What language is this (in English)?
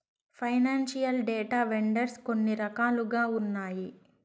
Telugu